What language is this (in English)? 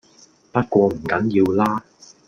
Cantonese